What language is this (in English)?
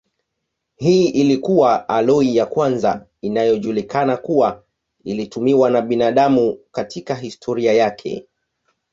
Swahili